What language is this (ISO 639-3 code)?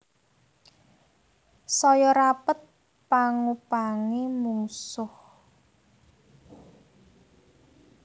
jav